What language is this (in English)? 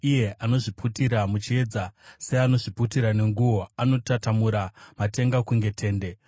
Shona